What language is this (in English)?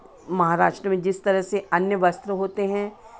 Hindi